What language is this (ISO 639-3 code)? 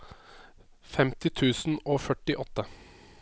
nor